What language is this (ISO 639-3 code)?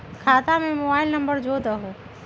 mag